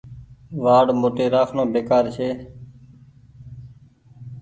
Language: Goaria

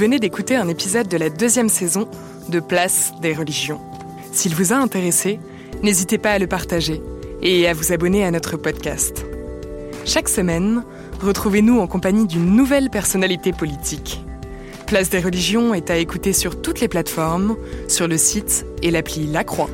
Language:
French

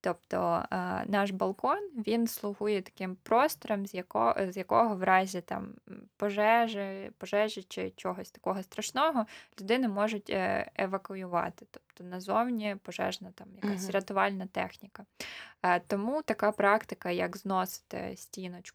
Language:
Ukrainian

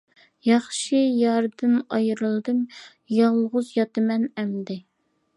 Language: Uyghur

